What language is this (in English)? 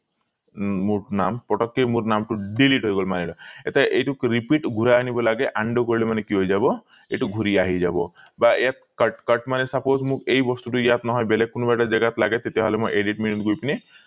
Assamese